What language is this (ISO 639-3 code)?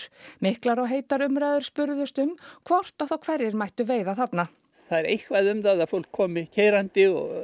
isl